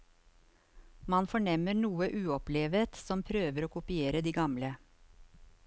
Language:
Norwegian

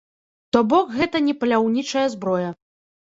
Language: Belarusian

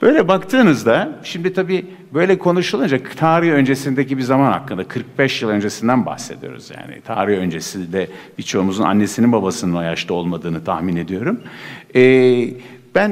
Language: Turkish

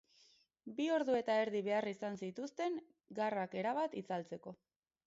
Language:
Basque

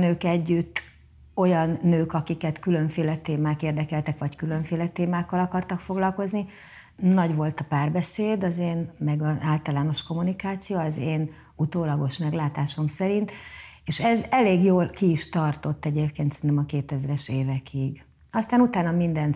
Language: Hungarian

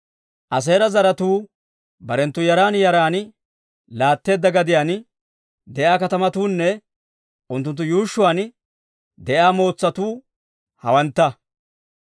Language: Dawro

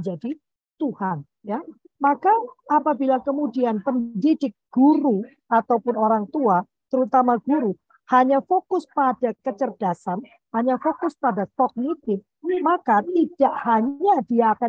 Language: Indonesian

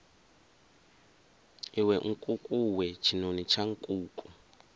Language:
Venda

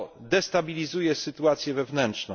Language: Polish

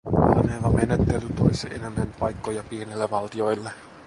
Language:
Finnish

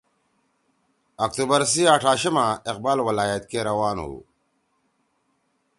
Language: Torwali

